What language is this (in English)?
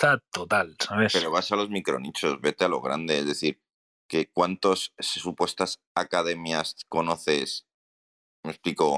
Spanish